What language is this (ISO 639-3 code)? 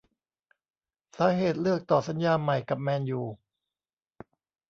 tha